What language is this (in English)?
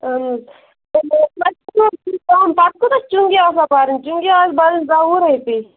Kashmiri